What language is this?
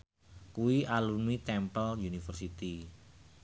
Javanese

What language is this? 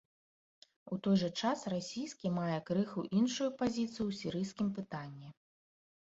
Belarusian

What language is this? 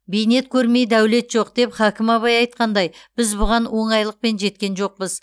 Kazakh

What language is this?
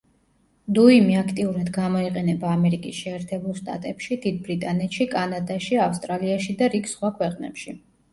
Georgian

